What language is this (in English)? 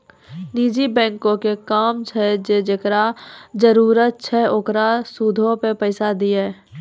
Maithili